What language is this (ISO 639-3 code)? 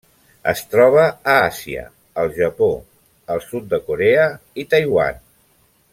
cat